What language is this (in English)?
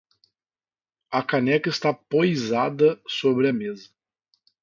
Portuguese